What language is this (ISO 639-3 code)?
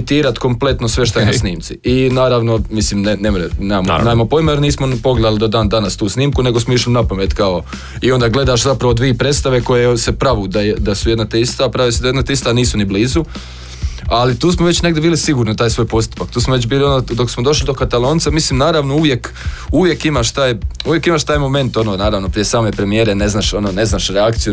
hrv